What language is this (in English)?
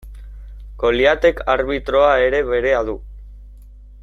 Basque